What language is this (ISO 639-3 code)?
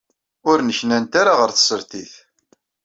kab